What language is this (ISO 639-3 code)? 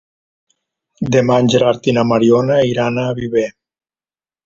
cat